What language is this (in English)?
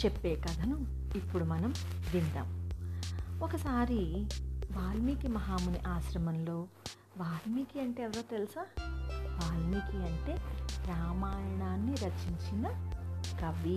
Telugu